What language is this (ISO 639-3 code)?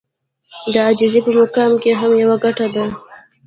pus